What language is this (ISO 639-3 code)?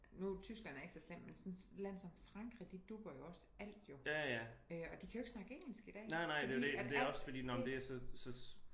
dan